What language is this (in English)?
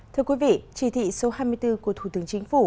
Vietnamese